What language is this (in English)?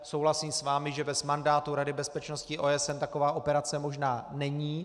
Czech